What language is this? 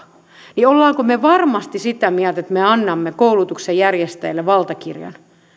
Finnish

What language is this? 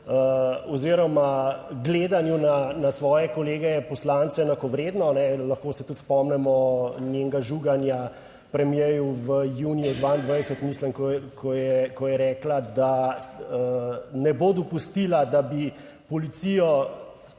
Slovenian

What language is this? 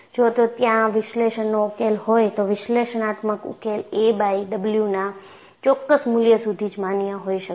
Gujarati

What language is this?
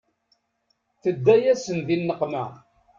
Kabyle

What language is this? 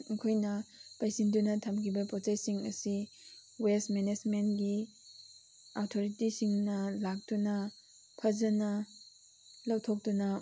Manipuri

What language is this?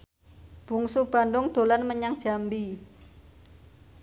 Javanese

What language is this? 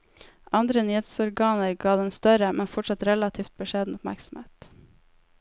Norwegian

